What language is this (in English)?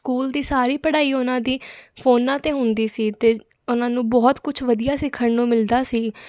Punjabi